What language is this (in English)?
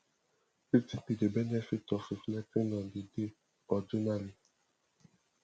Nigerian Pidgin